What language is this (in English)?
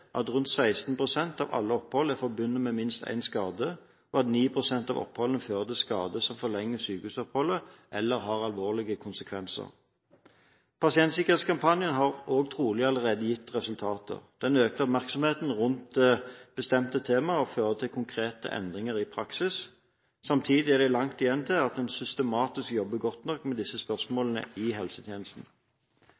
Norwegian Bokmål